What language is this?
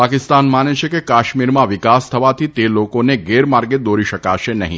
Gujarati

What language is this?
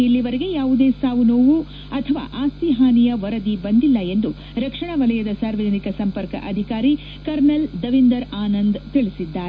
Kannada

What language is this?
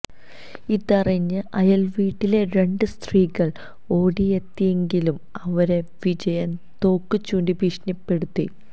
Malayalam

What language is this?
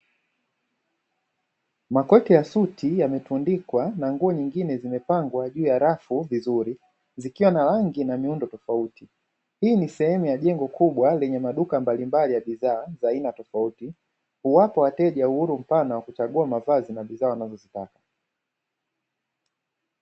Swahili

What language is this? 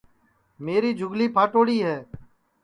Sansi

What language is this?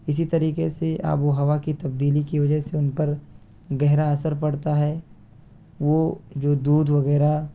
Urdu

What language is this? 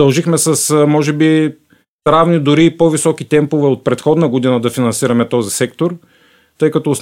Bulgarian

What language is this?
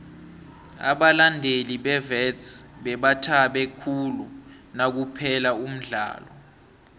South Ndebele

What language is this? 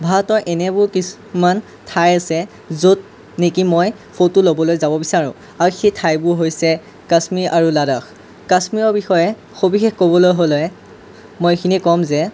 Assamese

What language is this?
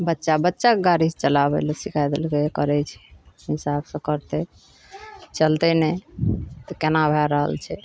Maithili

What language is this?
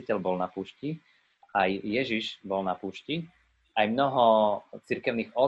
Slovak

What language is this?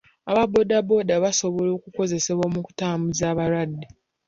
Ganda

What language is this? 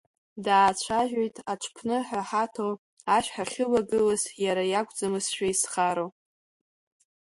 Abkhazian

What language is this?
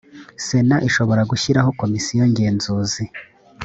Kinyarwanda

